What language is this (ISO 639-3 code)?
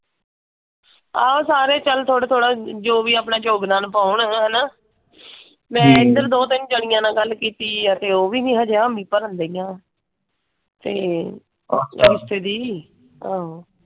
pan